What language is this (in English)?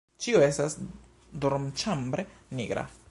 Esperanto